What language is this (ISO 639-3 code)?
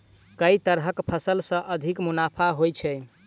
mai